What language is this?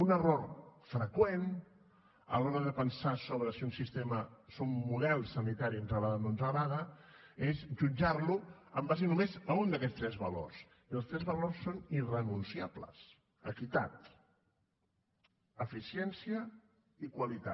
Catalan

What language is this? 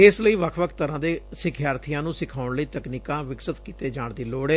Punjabi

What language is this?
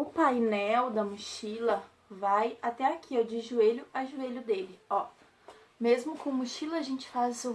Portuguese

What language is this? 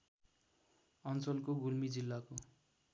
Nepali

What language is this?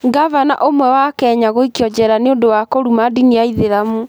Kikuyu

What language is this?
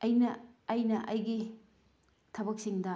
Manipuri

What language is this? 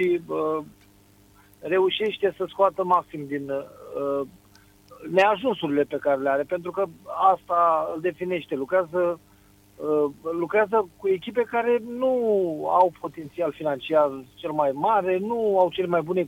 Romanian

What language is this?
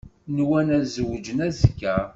Kabyle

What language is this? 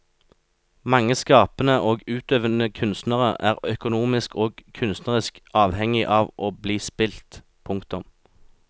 Norwegian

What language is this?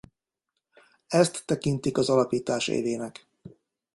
Hungarian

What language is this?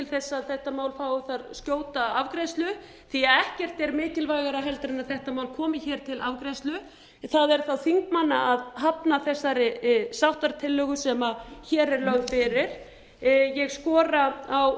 Icelandic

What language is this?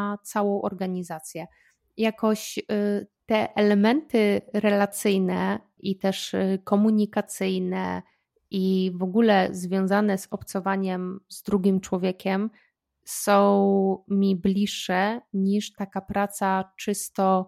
Polish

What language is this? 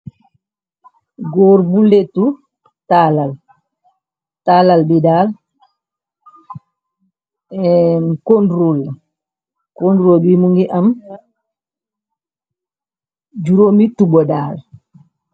Wolof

